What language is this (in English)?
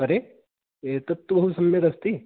Sanskrit